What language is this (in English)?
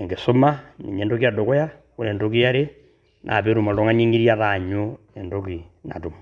Masai